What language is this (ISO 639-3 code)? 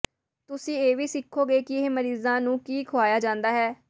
pan